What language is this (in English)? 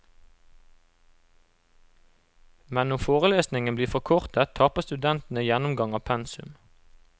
Norwegian